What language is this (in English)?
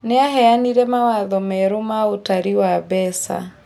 Kikuyu